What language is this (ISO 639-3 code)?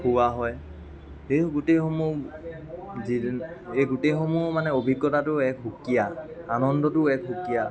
asm